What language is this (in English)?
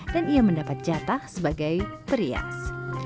Indonesian